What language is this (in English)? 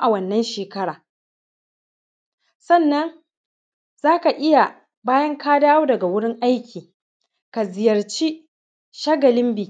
Hausa